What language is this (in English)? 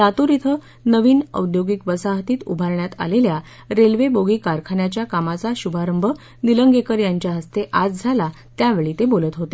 Marathi